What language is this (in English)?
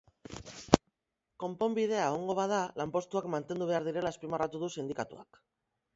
Basque